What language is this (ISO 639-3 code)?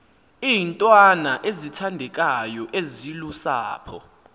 xho